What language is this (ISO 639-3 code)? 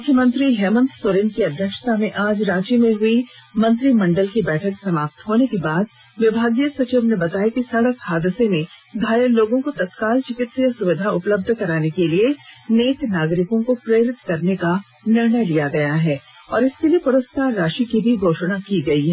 hin